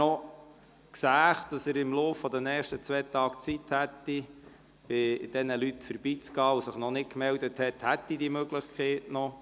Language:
Swiss German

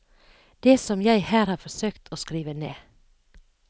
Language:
Norwegian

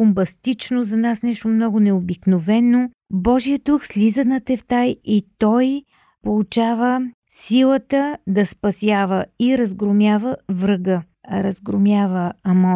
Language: Bulgarian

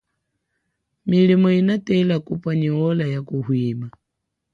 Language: Chokwe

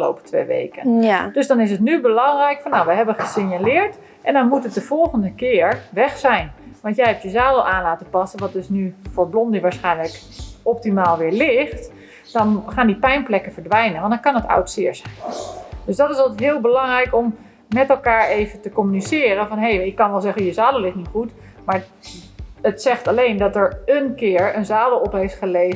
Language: Dutch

